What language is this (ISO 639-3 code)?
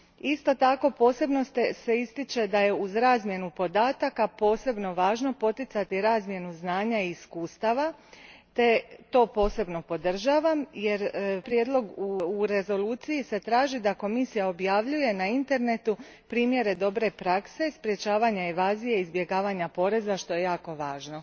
hrv